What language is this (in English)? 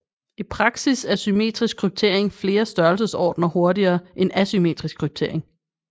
Danish